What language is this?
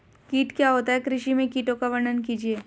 Hindi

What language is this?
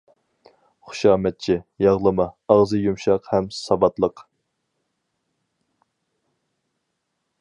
Uyghur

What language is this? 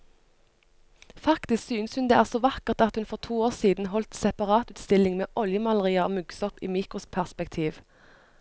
Norwegian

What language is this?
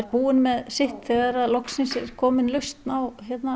Icelandic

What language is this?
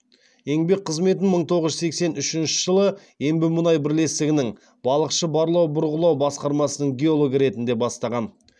Kazakh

